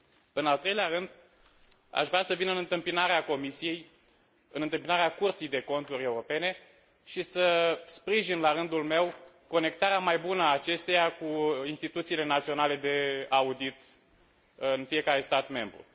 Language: Romanian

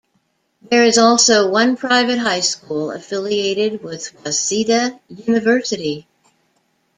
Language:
English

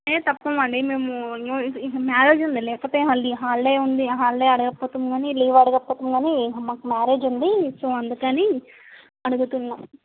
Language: Telugu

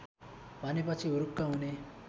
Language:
Nepali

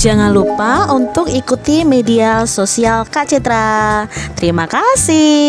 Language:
Indonesian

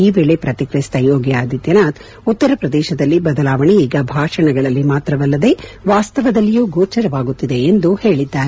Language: Kannada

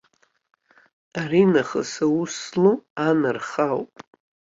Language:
Abkhazian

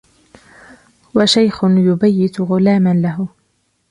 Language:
Arabic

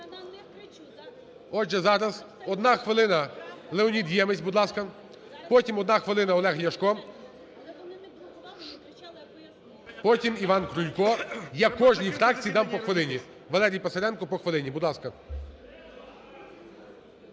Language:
Ukrainian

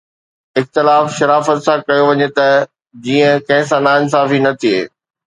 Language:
Sindhi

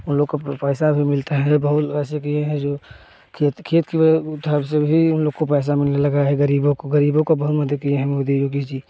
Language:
Hindi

